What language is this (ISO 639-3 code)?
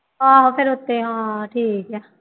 pan